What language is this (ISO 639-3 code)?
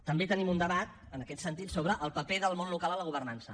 cat